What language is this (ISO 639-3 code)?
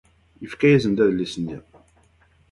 kab